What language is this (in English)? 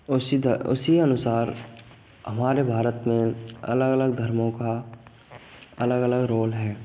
Hindi